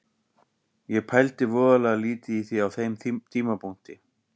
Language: Icelandic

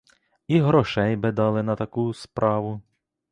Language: Ukrainian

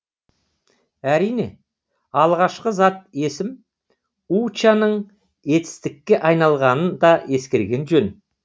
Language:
Kazakh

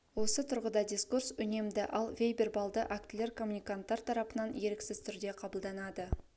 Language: Kazakh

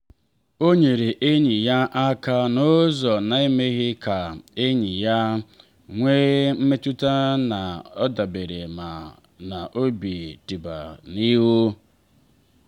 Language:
Igbo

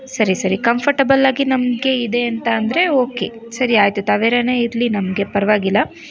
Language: Kannada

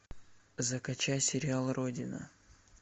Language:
Russian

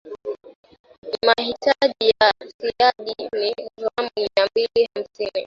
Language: Swahili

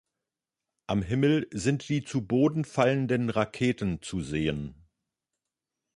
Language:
German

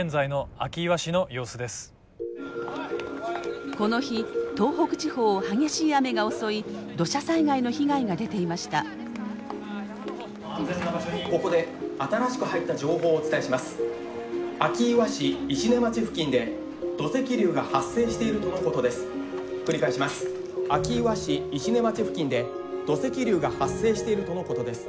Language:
Japanese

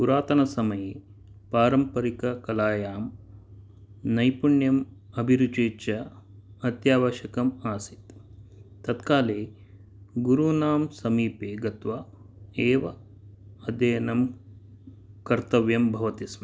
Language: Sanskrit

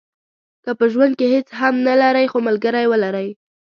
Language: Pashto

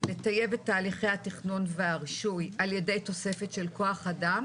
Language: Hebrew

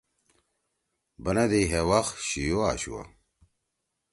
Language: Torwali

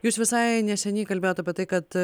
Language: Lithuanian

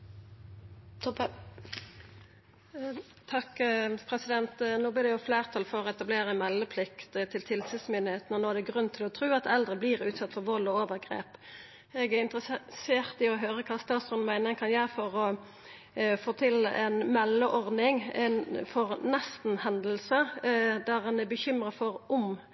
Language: Norwegian Nynorsk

